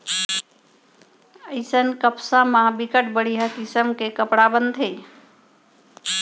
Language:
Chhattisgarhi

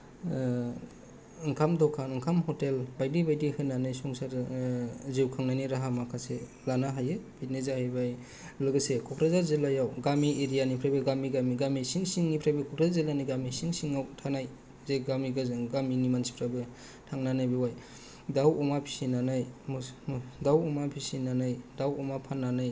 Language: Bodo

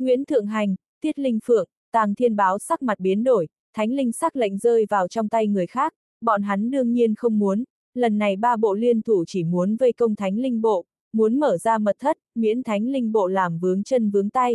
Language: Vietnamese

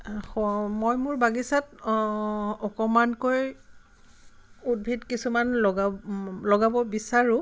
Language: Assamese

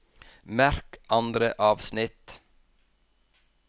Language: Norwegian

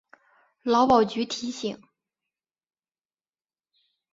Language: Chinese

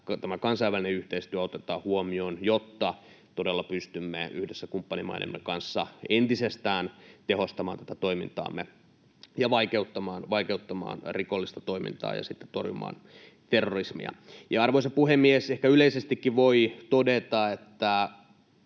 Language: Finnish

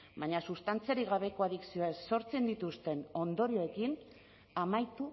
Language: Basque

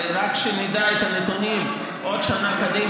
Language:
Hebrew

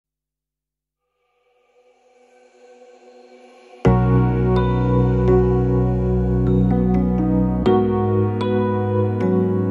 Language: Romanian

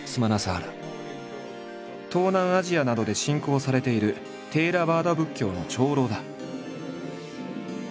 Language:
Japanese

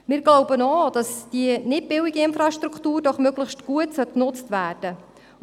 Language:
Swiss German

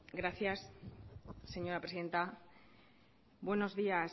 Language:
Spanish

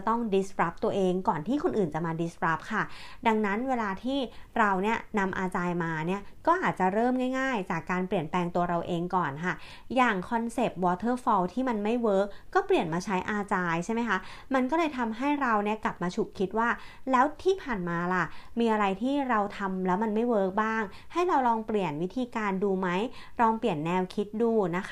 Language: Thai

